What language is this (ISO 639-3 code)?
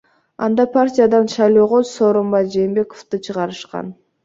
kir